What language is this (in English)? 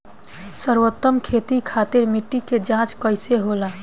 Bhojpuri